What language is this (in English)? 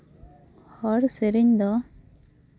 Santali